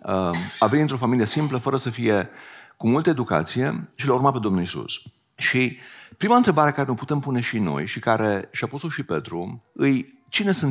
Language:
Romanian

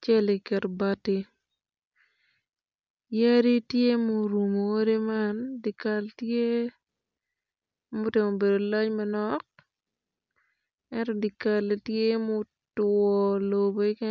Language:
Acoli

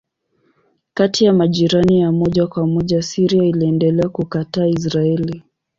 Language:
Swahili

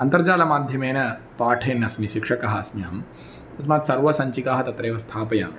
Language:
Sanskrit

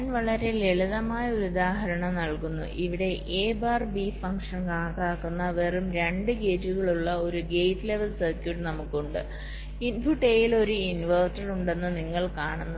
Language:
Malayalam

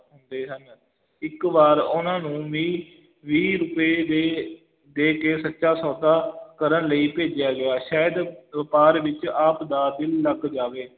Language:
Punjabi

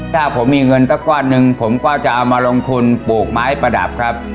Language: Thai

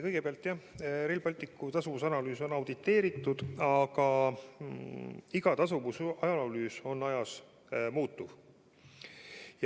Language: Estonian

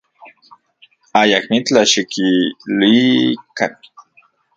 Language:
Central Puebla Nahuatl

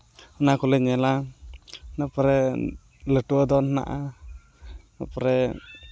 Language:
Santali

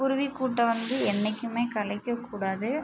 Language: Tamil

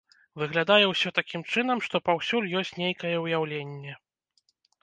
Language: Belarusian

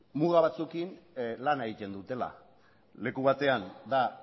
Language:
Basque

